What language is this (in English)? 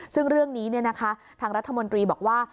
Thai